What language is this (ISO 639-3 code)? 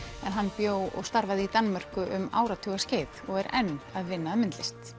isl